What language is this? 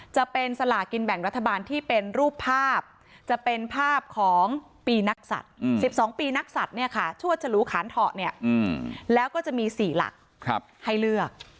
Thai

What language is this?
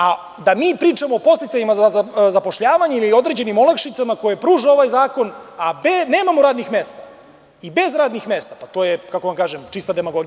Serbian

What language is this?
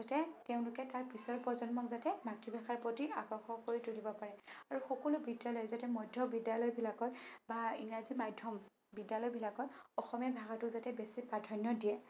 Assamese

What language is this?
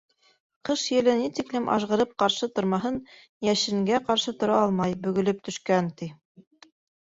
Bashkir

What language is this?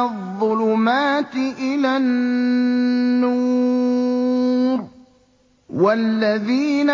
Arabic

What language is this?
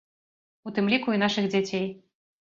Belarusian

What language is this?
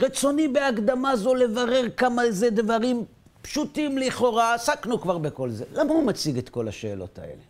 Hebrew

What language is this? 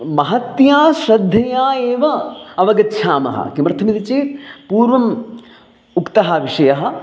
Sanskrit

